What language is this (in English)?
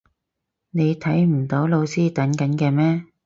Cantonese